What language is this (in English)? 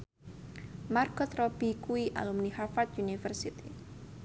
Javanese